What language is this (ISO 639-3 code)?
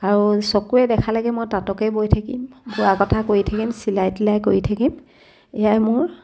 asm